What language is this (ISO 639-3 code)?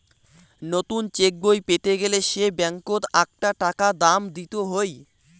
ben